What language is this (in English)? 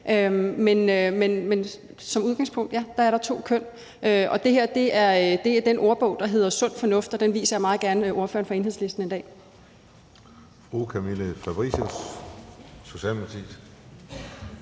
Danish